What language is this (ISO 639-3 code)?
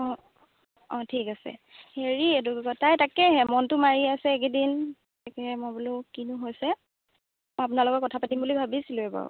asm